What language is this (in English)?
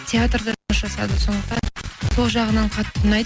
Kazakh